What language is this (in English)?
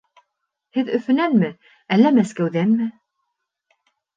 Bashkir